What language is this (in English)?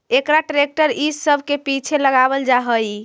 Magahi